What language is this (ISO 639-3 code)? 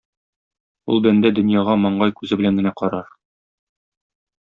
tat